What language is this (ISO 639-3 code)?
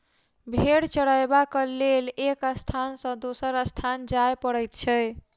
mai